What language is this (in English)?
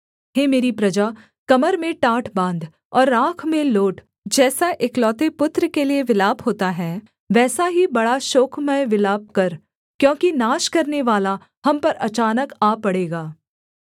Hindi